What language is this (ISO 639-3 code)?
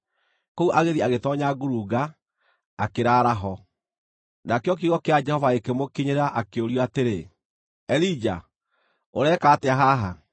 kik